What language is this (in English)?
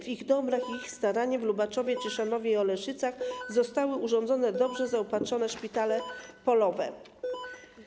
Polish